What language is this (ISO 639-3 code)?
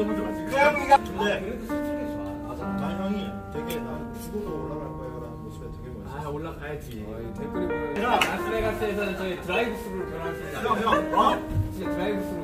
kor